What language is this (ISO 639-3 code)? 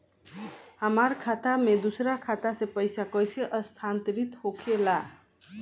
bho